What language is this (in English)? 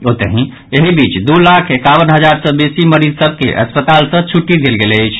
Maithili